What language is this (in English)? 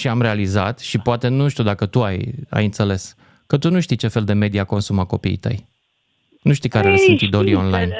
Romanian